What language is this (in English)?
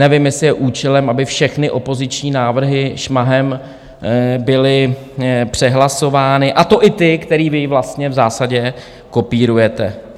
Czech